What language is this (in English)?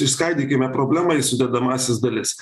Lithuanian